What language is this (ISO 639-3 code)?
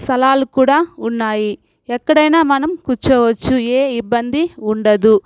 tel